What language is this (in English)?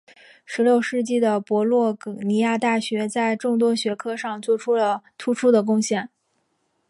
Chinese